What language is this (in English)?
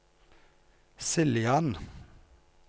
Norwegian